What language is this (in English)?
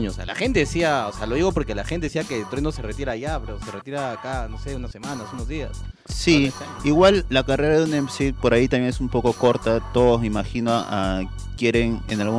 Spanish